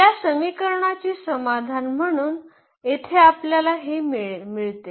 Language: Marathi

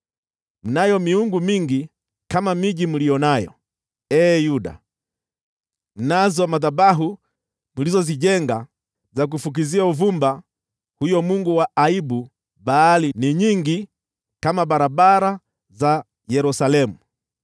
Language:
Swahili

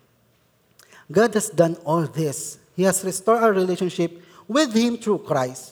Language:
Filipino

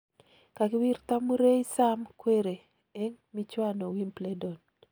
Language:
Kalenjin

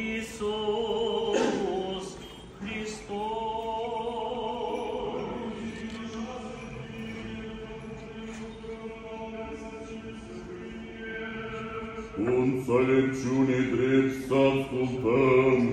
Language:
Romanian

